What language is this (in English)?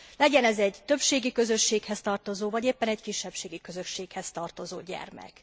Hungarian